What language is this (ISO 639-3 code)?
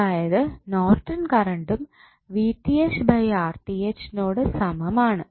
mal